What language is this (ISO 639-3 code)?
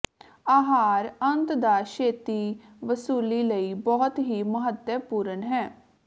pan